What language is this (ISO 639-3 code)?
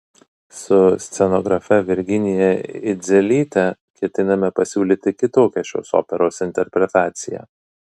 lit